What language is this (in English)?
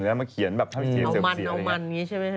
Thai